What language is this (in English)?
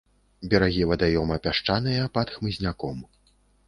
Belarusian